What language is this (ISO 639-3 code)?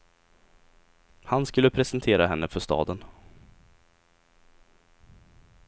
swe